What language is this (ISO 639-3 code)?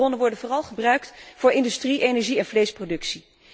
nld